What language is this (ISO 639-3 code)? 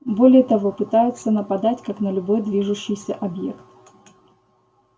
rus